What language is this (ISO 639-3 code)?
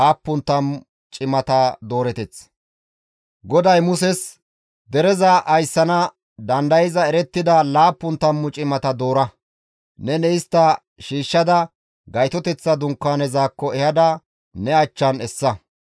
gmv